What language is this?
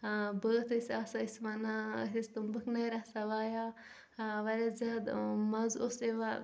Kashmiri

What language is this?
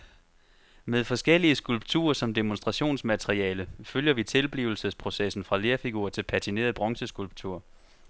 Danish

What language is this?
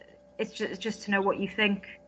Welsh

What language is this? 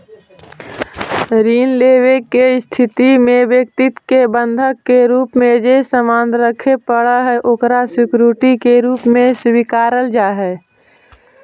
Magahi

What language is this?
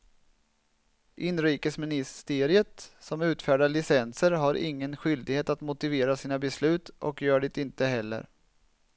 Swedish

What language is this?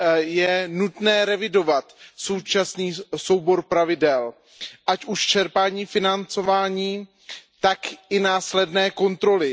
Czech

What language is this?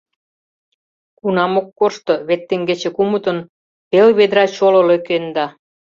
Mari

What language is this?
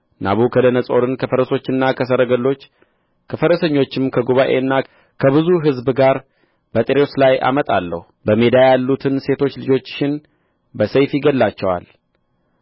Amharic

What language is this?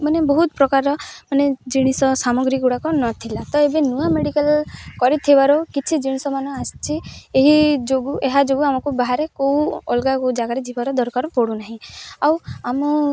Odia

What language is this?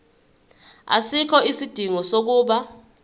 Zulu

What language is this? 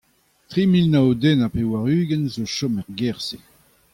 Breton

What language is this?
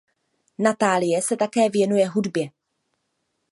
Czech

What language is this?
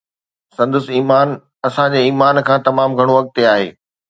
Sindhi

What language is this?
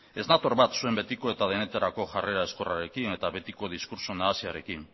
Basque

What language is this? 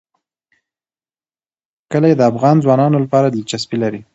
Pashto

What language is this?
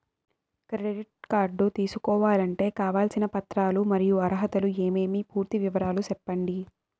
Telugu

